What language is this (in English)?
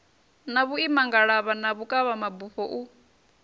Venda